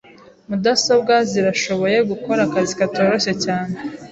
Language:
Kinyarwanda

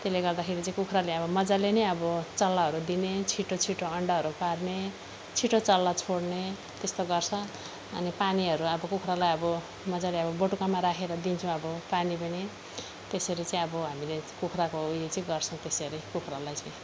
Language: Nepali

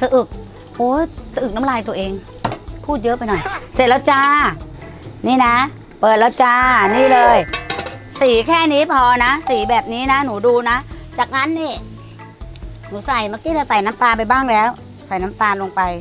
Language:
Thai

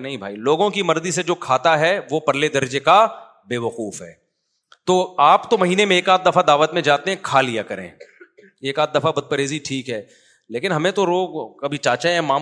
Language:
Urdu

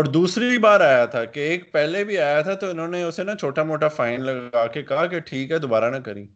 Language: Urdu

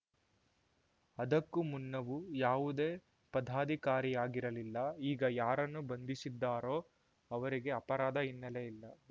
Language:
Kannada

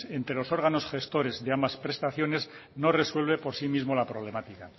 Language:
Spanish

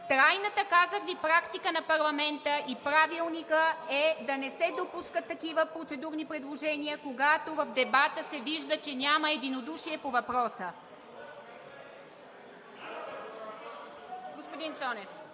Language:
Bulgarian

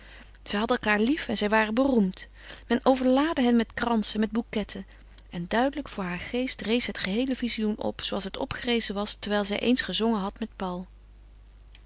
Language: Dutch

